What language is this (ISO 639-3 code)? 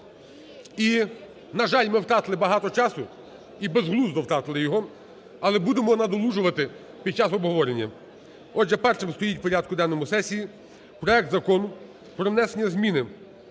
ukr